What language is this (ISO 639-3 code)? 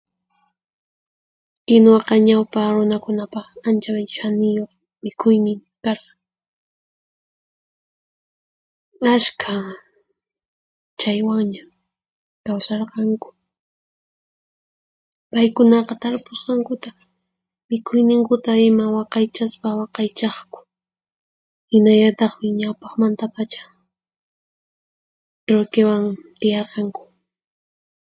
qxp